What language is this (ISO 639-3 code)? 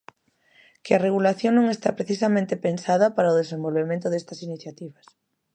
glg